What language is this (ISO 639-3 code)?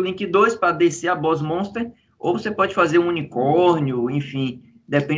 por